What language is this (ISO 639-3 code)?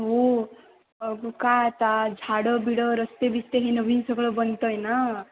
mar